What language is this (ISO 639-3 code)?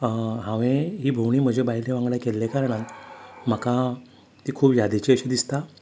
kok